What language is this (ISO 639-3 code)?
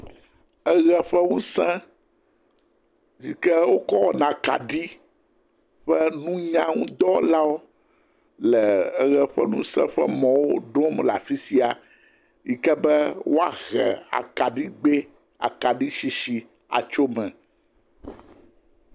ewe